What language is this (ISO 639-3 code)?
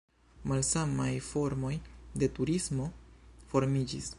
epo